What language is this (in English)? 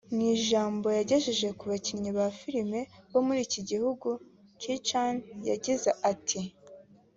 Kinyarwanda